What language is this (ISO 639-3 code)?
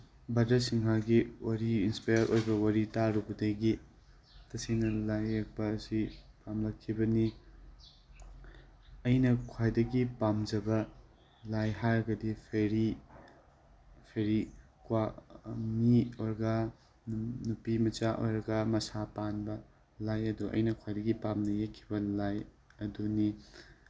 mni